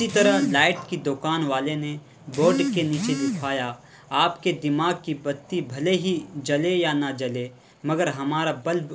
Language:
Urdu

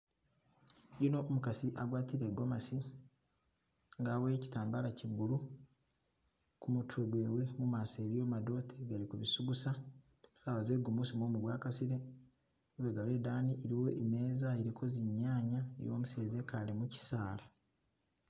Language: Masaaba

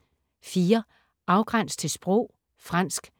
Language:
Danish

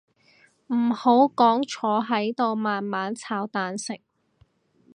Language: Cantonese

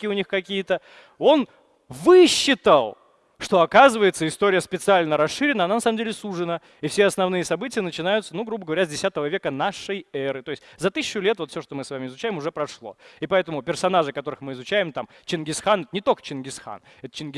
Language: Russian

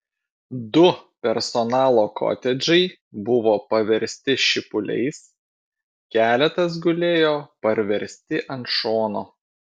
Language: Lithuanian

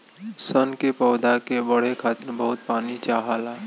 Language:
Bhojpuri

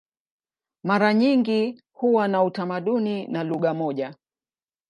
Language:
Swahili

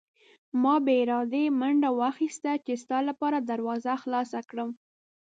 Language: Pashto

